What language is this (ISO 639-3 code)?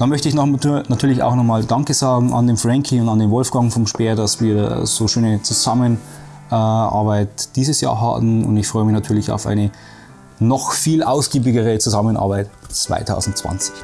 deu